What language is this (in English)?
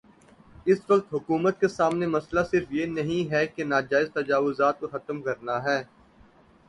Urdu